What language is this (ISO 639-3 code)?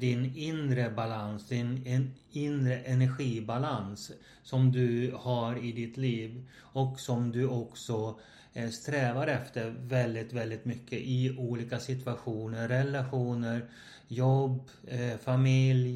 swe